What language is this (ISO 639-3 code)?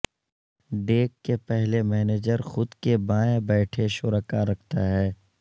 urd